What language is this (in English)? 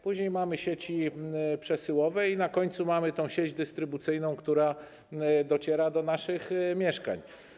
Polish